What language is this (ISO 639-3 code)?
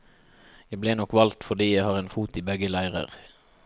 nor